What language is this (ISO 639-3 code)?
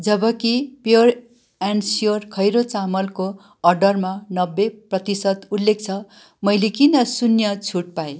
nep